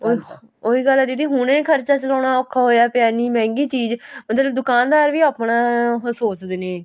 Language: Punjabi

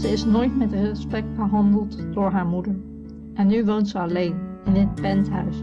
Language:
Dutch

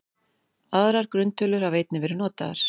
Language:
Icelandic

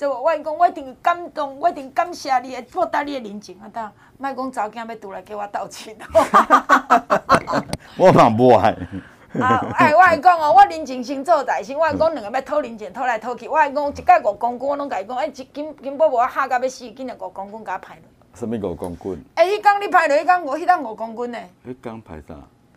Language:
Chinese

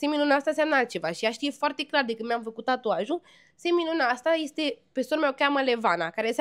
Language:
Romanian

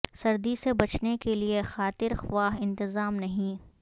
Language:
Urdu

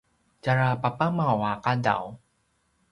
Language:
Paiwan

